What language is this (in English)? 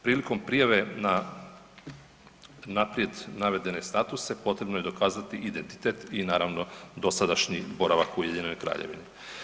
Croatian